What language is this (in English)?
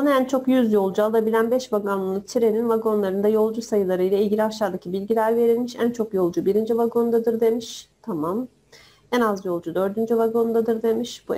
Turkish